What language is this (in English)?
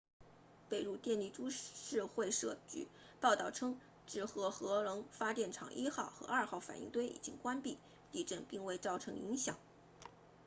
Chinese